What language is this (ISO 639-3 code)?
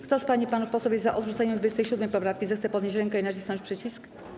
pol